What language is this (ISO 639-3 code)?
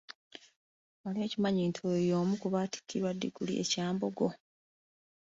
lug